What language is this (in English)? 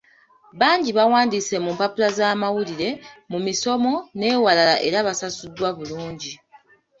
Ganda